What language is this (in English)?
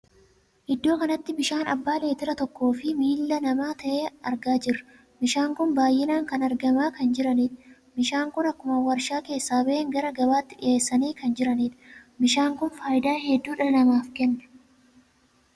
Oromo